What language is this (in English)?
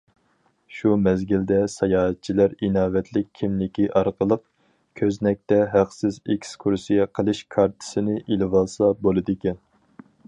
Uyghur